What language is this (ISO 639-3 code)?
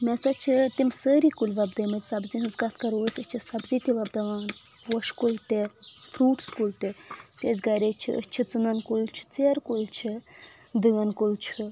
kas